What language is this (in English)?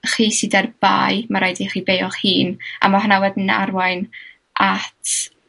Welsh